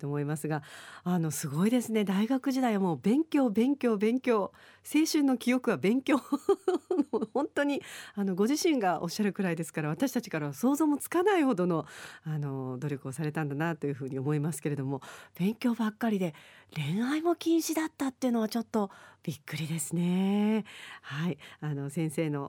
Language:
Japanese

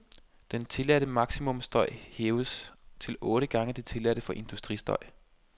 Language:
Danish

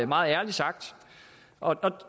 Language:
Danish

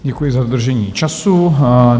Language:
Czech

